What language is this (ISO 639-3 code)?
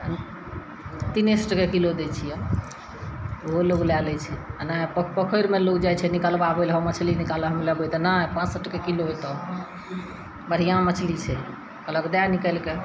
mai